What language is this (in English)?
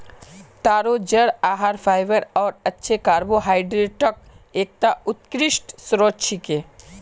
Magahi